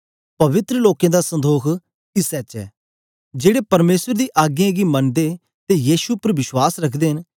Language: Dogri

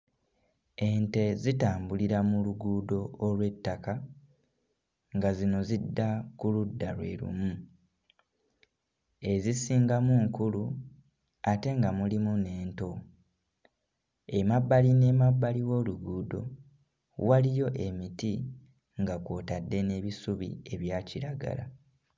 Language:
Ganda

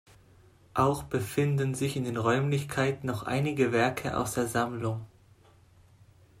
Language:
German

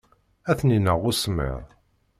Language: Kabyle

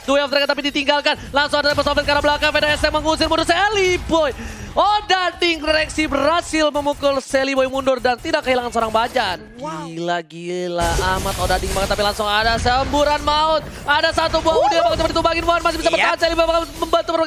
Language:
Indonesian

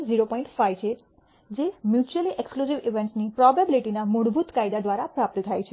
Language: Gujarati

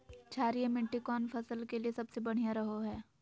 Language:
Magahi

